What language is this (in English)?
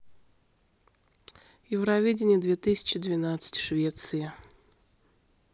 Russian